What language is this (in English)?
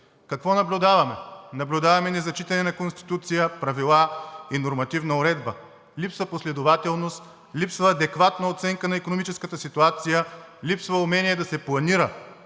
Bulgarian